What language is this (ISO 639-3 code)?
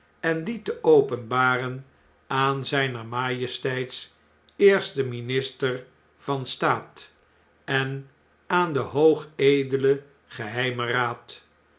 nld